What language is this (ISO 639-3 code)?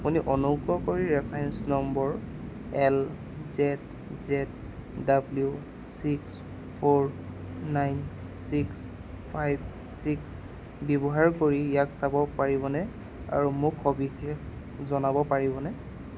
asm